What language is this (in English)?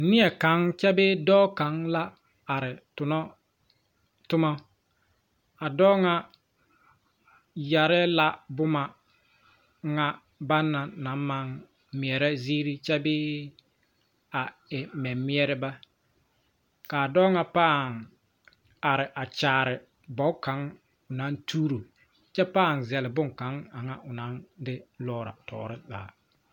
Southern Dagaare